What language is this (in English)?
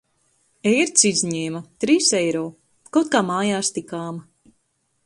Latvian